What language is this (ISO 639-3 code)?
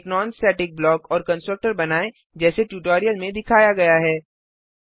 hin